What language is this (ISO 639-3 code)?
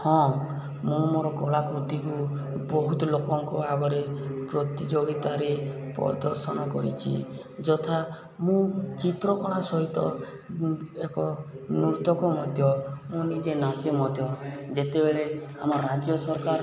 ori